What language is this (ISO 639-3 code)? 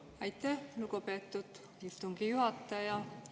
est